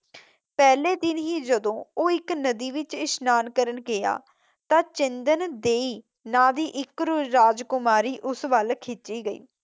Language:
Punjabi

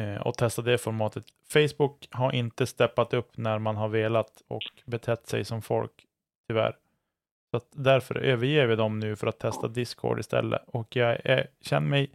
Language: Swedish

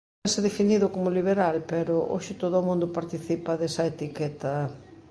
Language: Galician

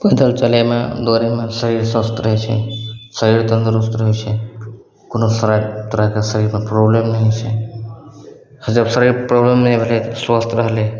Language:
Maithili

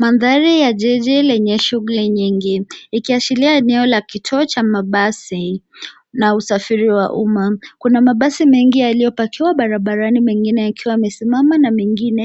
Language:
Swahili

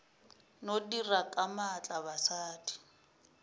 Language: Northern Sotho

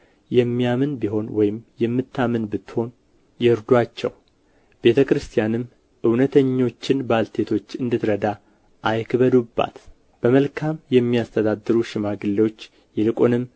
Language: Amharic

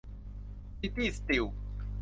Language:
Thai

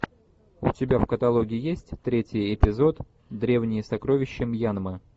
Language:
Russian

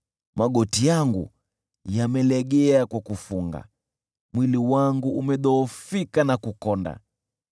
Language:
Swahili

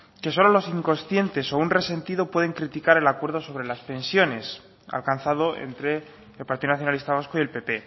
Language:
Spanish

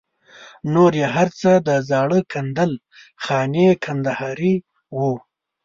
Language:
Pashto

